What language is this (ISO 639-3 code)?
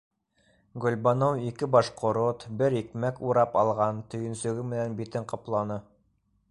bak